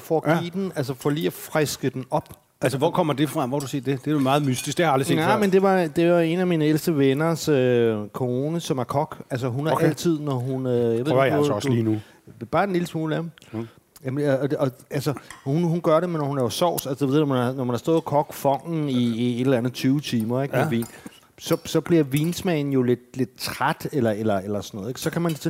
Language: Danish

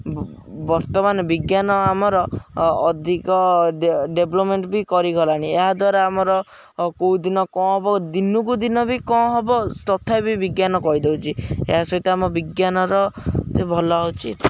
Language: Odia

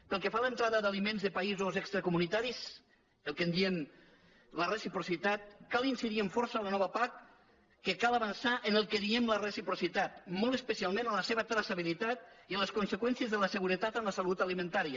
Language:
Catalan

